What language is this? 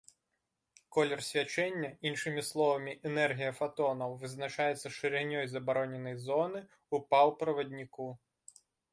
Belarusian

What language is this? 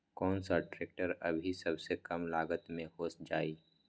Magahi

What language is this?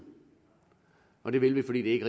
Danish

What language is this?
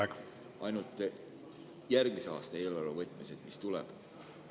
Estonian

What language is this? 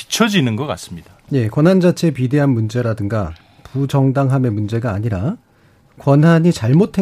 Korean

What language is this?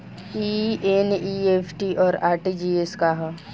Bhojpuri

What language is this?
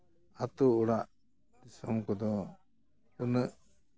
Santali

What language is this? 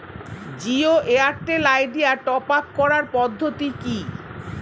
Bangla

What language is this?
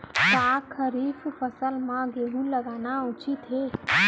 Chhattisgarhi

